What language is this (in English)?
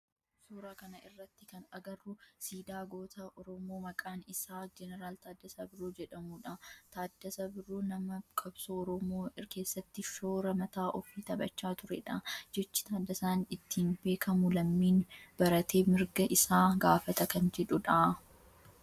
Oromo